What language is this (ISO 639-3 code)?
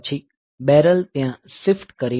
guj